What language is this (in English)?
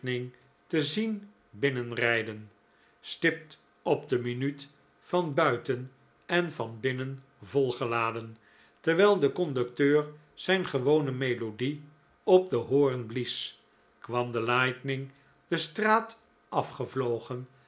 Dutch